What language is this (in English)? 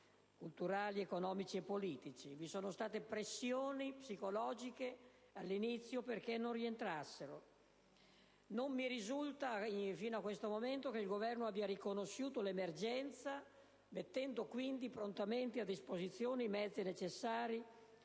Italian